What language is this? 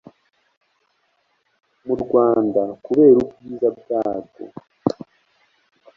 Kinyarwanda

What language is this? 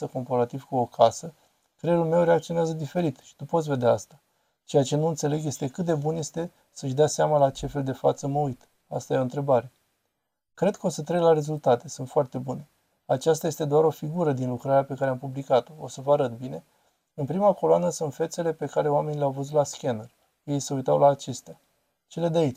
Romanian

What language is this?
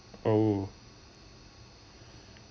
English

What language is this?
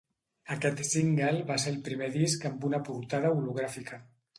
Catalan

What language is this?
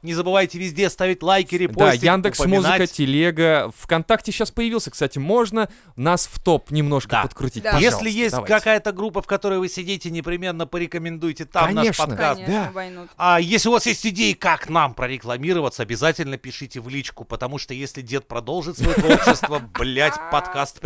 Russian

